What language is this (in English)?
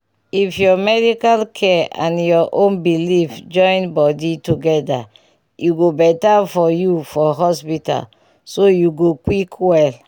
Nigerian Pidgin